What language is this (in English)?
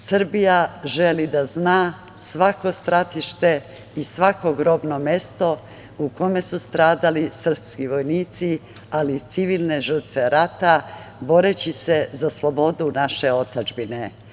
Serbian